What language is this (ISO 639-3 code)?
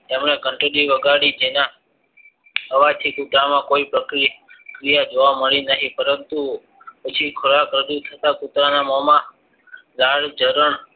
guj